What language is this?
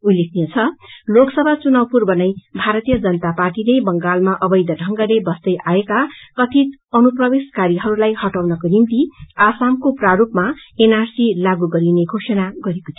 Nepali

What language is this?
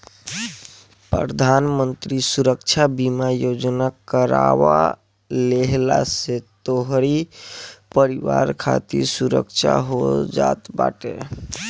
Bhojpuri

